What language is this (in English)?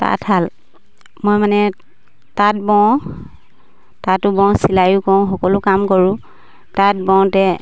Assamese